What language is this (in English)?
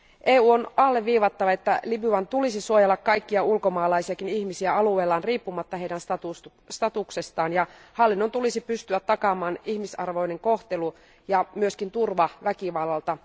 Finnish